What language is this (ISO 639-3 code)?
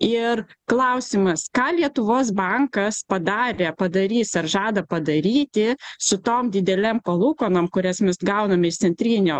lit